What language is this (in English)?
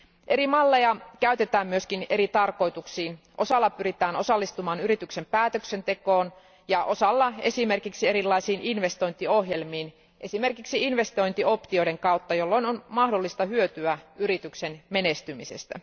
Finnish